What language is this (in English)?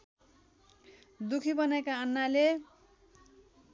Nepali